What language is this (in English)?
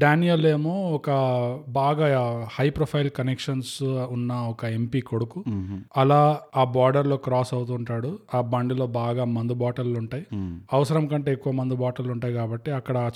Telugu